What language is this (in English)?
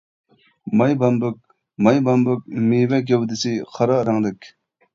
Uyghur